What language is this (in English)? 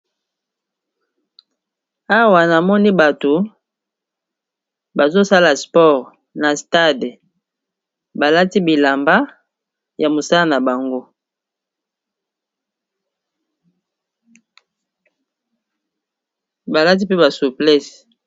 Lingala